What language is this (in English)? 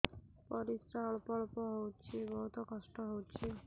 Odia